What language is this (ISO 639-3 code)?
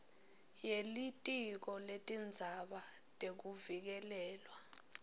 ssw